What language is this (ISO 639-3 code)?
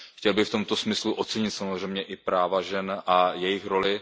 ces